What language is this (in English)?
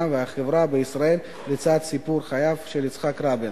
Hebrew